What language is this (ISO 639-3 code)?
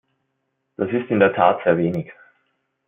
deu